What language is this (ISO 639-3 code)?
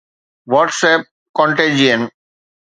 snd